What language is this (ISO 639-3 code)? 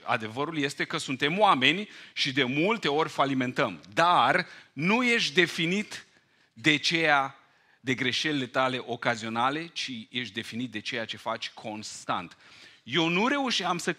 ron